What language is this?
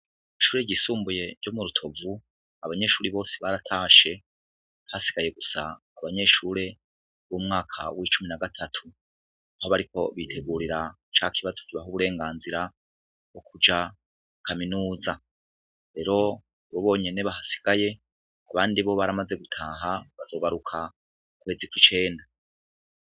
Rundi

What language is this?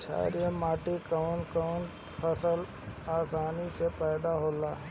Bhojpuri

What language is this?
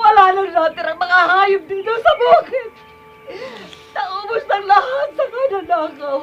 Filipino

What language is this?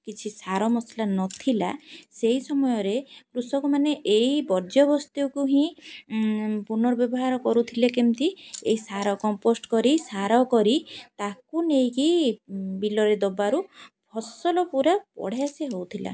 Odia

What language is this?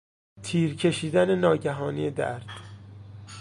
Persian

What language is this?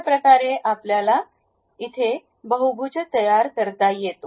Marathi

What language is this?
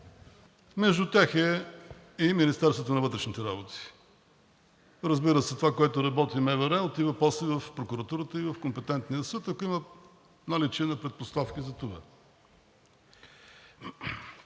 Bulgarian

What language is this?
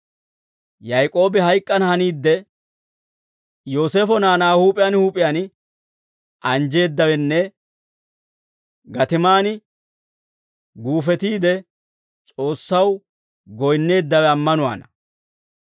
Dawro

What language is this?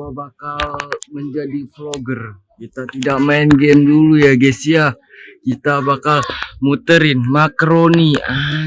Indonesian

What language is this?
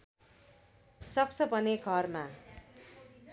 Nepali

